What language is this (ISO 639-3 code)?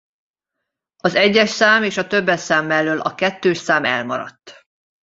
hun